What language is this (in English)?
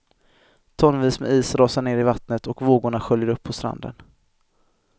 Swedish